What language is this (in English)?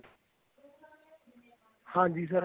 Punjabi